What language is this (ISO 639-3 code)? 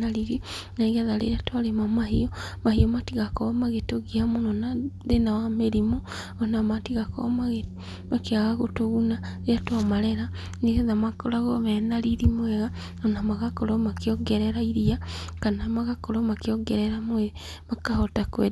kik